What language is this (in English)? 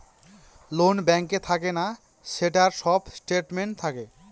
Bangla